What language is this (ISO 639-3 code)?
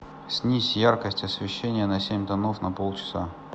rus